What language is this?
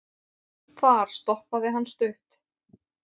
Icelandic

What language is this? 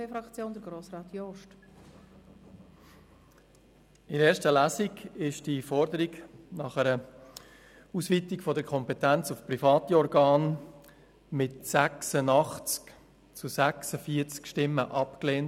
Swiss German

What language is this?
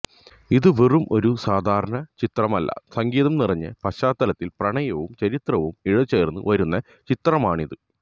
Malayalam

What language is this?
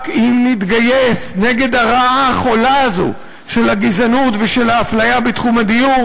Hebrew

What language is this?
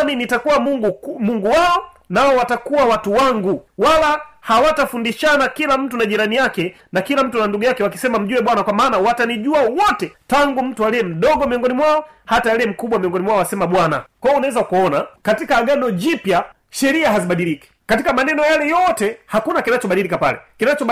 Swahili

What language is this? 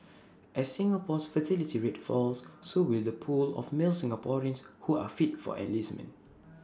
English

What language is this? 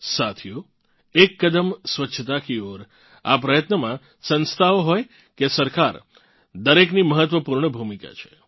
Gujarati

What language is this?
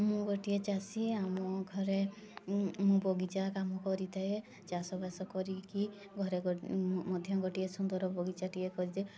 Odia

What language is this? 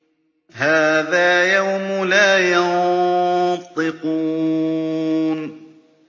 Arabic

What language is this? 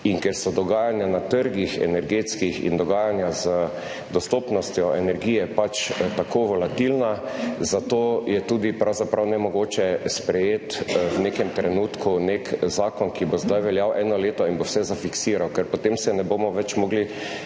Slovenian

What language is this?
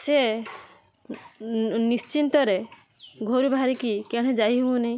Odia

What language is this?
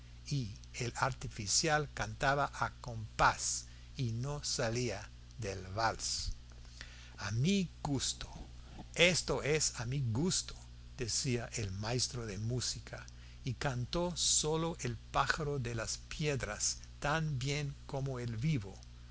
Spanish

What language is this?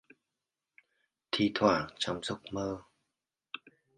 Vietnamese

